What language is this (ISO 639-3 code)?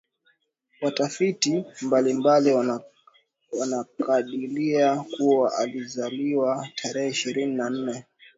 swa